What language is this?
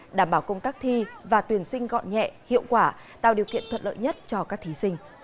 Vietnamese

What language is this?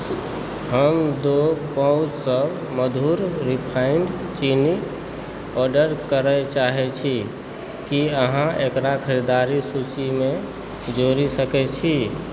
Maithili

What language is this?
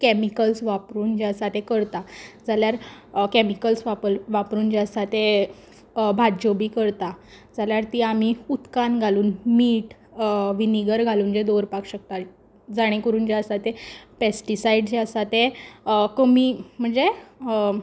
Konkani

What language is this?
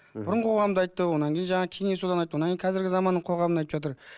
Kazakh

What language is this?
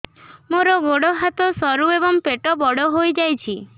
Odia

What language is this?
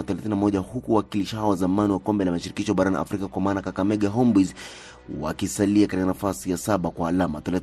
Swahili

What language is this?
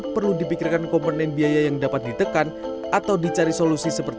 Indonesian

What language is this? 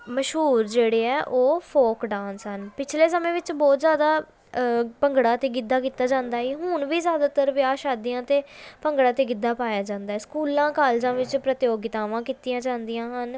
Punjabi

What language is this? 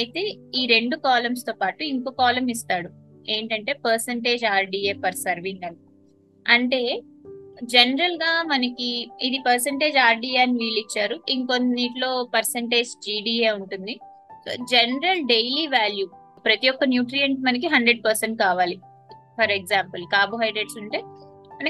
Telugu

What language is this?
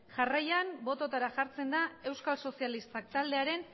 Basque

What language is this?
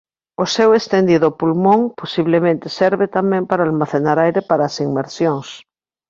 Galician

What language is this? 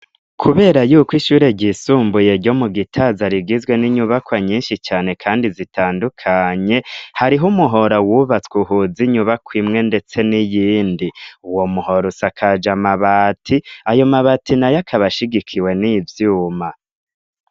Rundi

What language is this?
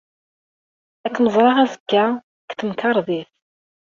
Kabyle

